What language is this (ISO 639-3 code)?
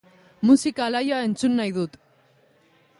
eus